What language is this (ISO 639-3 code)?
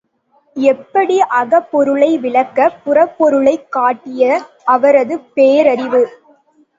tam